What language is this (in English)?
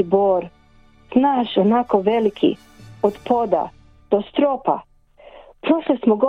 Croatian